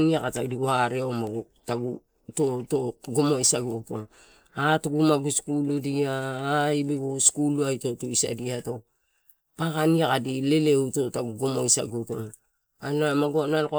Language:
Torau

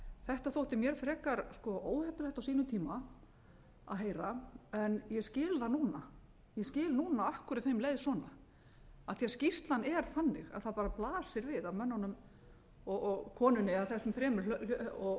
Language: Icelandic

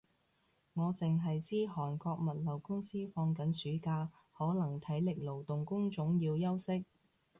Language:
Cantonese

